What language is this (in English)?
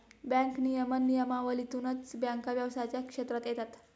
Marathi